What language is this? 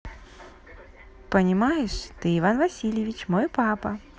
Russian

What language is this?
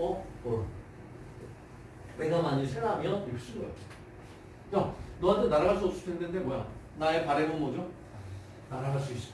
Korean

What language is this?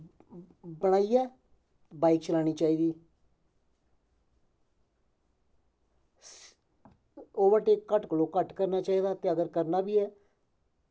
Dogri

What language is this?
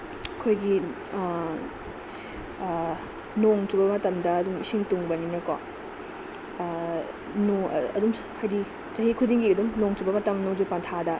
Manipuri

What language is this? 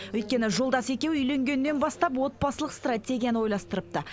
Kazakh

